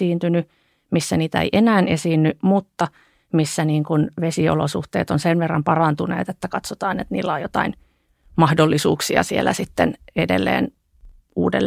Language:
Finnish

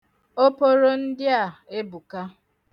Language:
Igbo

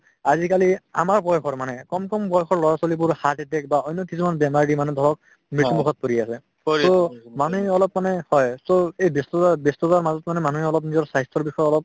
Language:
Assamese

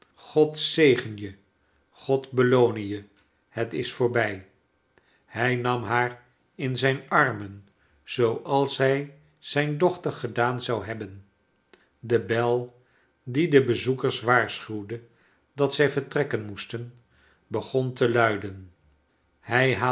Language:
Dutch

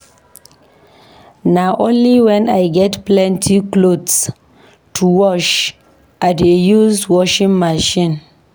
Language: Nigerian Pidgin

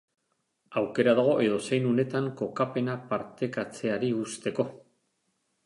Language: Basque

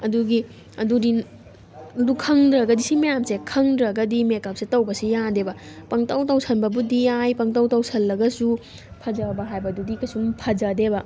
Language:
Manipuri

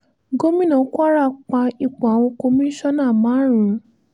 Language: Yoruba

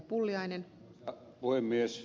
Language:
Finnish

